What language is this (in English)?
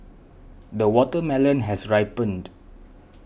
English